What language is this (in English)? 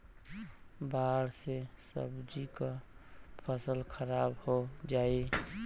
Bhojpuri